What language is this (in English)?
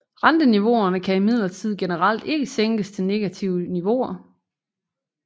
Danish